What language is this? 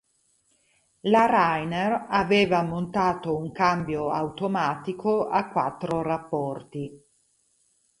Italian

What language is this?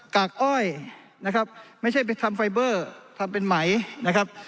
Thai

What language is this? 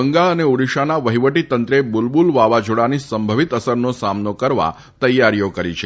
Gujarati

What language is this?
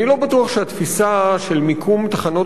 Hebrew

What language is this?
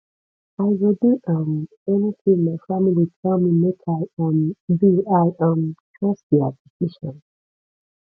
Nigerian Pidgin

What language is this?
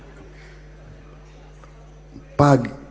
Indonesian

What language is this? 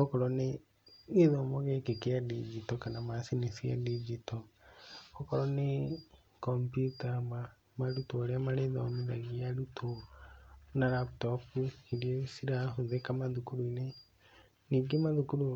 Kikuyu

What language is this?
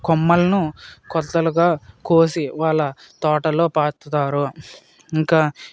Telugu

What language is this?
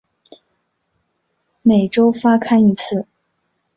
Chinese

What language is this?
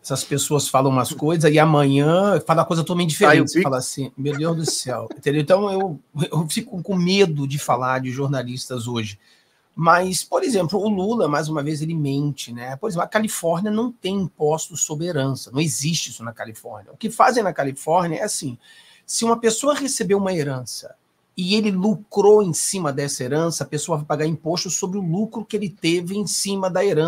Portuguese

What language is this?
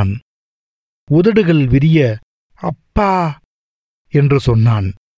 Tamil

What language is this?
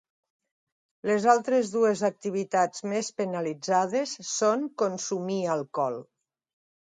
Catalan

